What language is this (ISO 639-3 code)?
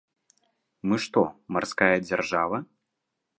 bel